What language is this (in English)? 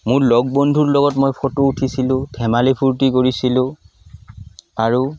Assamese